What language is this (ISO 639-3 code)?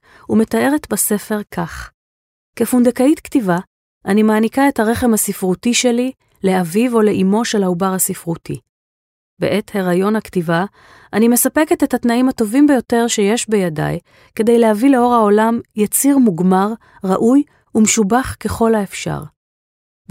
heb